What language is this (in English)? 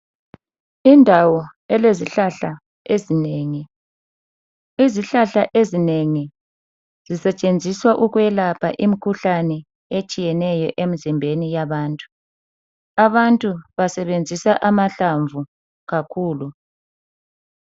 North Ndebele